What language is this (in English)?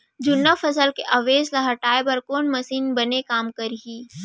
Chhattisgarhi